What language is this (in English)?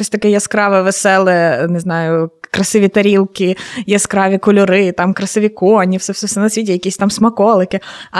Ukrainian